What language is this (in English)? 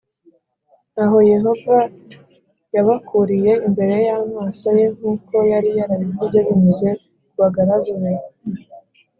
Kinyarwanda